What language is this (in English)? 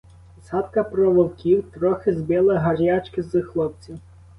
Ukrainian